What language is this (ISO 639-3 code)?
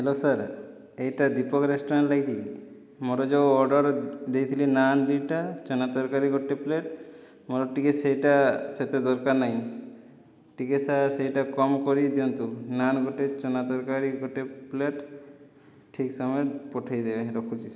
ori